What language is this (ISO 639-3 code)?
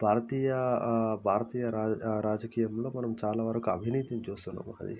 tel